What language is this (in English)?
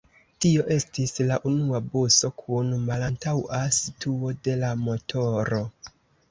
Esperanto